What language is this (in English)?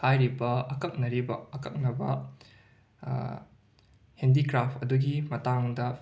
Manipuri